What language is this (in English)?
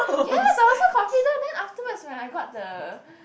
English